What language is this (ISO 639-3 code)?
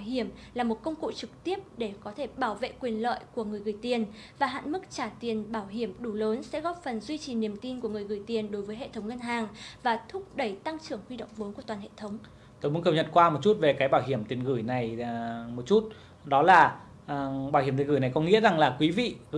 vie